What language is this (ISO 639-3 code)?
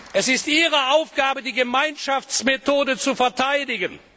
deu